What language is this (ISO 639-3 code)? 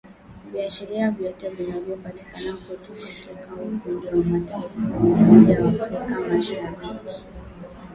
swa